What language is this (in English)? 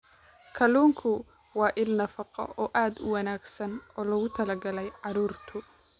Somali